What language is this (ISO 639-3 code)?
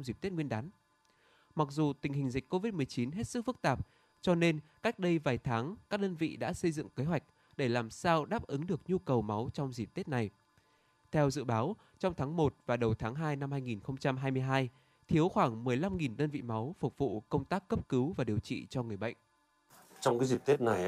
vie